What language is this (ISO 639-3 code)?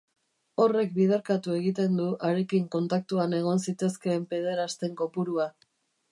eus